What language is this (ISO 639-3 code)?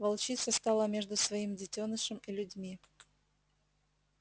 rus